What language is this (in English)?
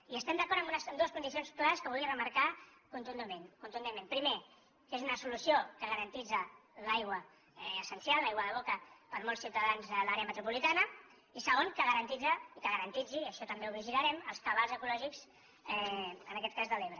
Catalan